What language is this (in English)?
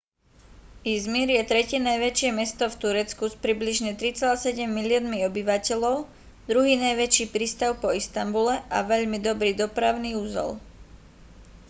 Slovak